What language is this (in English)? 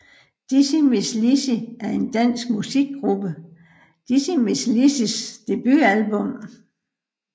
Danish